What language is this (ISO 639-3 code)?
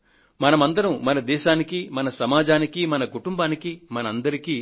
tel